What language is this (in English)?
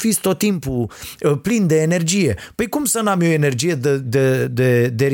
Romanian